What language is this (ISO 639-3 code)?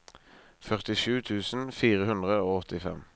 nor